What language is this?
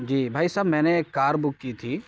Urdu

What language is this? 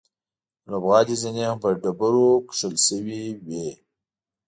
Pashto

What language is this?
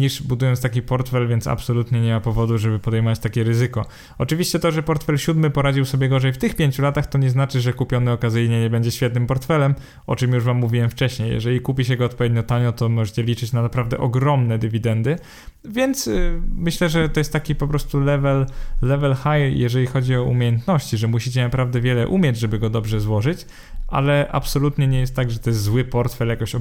Polish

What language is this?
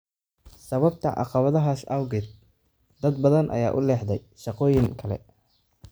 Somali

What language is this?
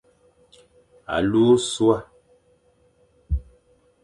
Fang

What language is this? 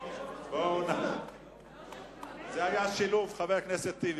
Hebrew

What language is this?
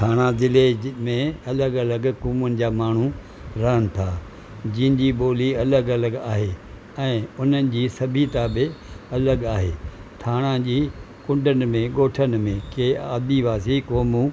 Sindhi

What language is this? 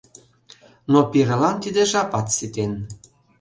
Mari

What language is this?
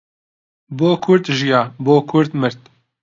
Central Kurdish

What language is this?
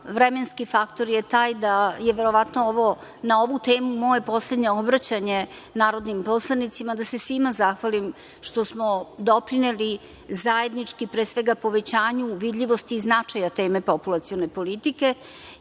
Serbian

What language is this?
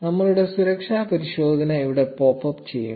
Malayalam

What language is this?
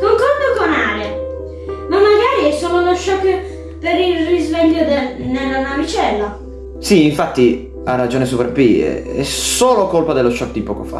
Italian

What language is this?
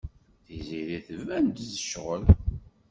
Kabyle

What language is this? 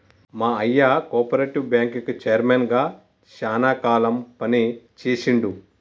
Telugu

